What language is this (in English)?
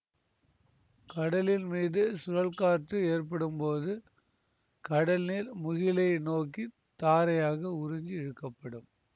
Tamil